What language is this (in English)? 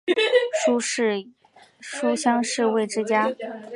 Chinese